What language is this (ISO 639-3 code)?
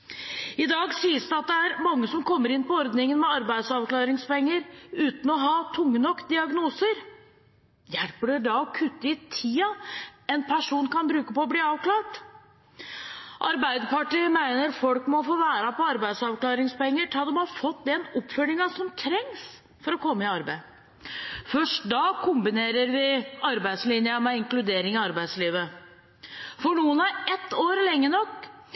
nob